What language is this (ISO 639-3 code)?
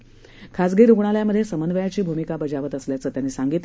mar